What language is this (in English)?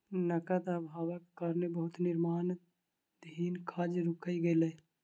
Maithili